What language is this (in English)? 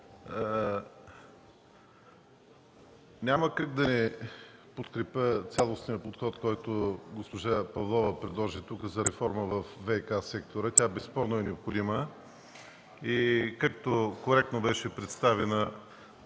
Bulgarian